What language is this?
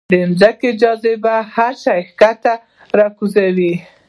Pashto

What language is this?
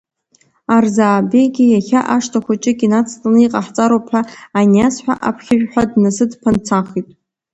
Abkhazian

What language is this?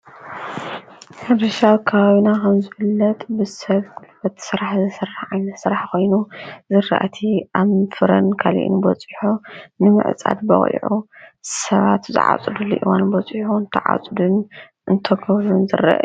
Tigrinya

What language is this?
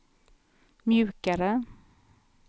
Swedish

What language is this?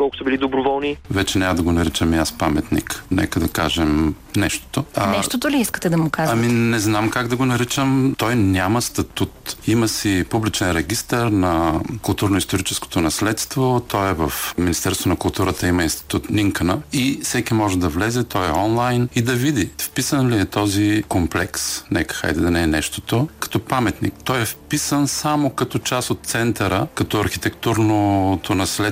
Bulgarian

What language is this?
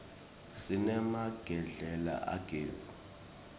Swati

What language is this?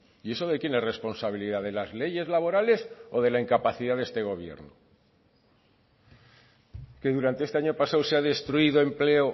Spanish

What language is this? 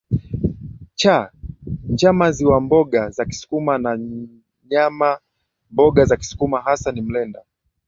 Swahili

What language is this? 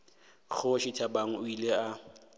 Northern Sotho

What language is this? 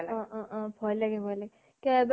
Assamese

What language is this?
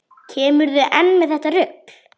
Icelandic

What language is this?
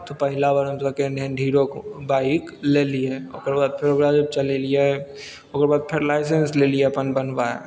Maithili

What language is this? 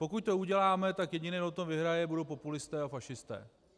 Czech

